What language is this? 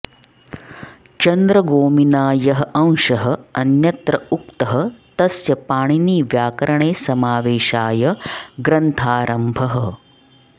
Sanskrit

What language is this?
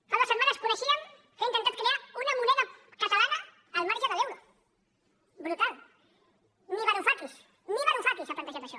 Catalan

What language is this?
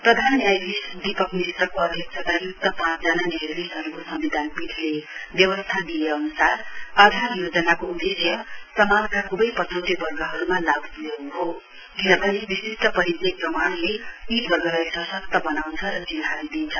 Nepali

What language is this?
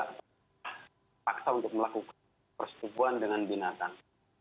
Indonesian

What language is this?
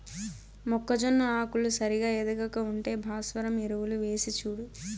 Telugu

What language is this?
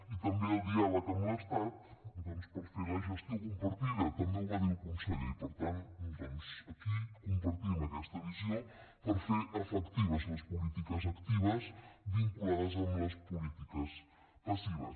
Catalan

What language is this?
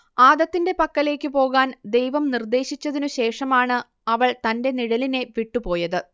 Malayalam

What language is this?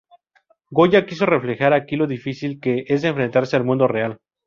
Spanish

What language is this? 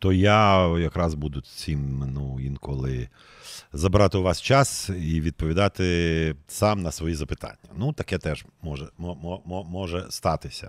Ukrainian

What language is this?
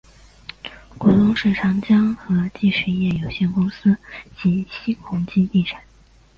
Chinese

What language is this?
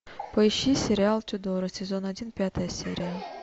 Russian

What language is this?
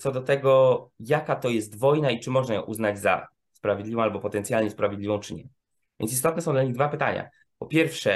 Polish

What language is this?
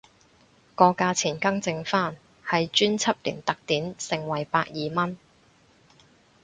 Cantonese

